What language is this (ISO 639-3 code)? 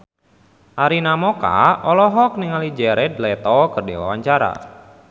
sun